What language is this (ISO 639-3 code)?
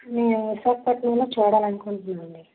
tel